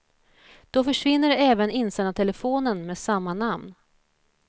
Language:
Swedish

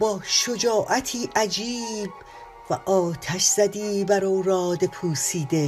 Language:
Persian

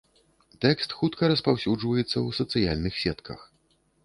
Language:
Belarusian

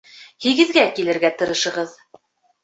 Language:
Bashkir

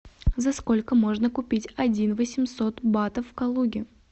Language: Russian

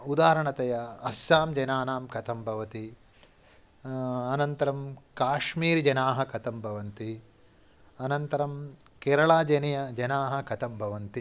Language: Sanskrit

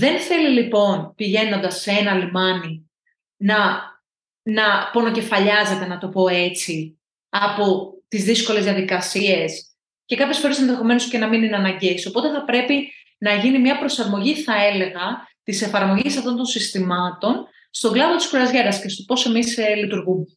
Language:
Greek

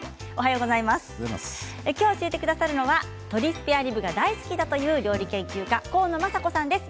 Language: Japanese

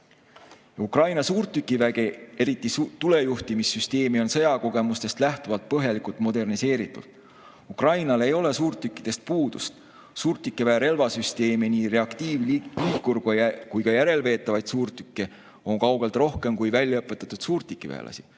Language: Estonian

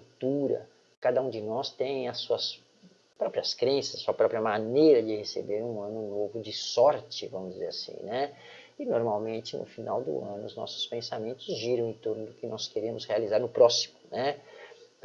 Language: Portuguese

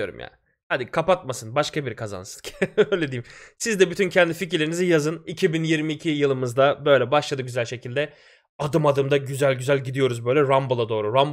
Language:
Turkish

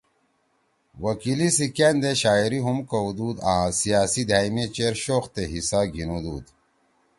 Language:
Torwali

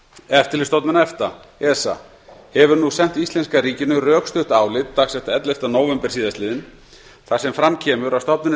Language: Icelandic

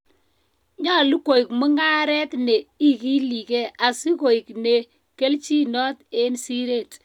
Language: Kalenjin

